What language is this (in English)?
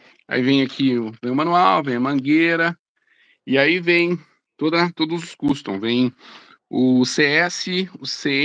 Portuguese